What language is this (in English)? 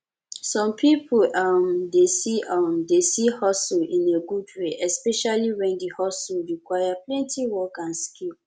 Nigerian Pidgin